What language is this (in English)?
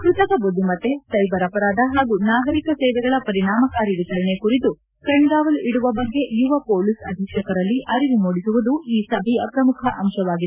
Kannada